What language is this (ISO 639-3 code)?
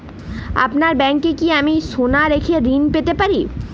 ben